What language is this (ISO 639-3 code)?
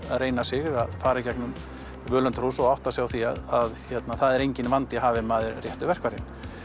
isl